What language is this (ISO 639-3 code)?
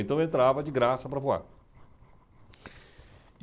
por